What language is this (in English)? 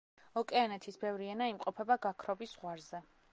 Georgian